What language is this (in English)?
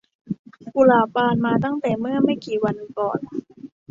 Thai